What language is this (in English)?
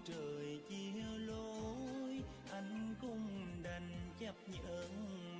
Vietnamese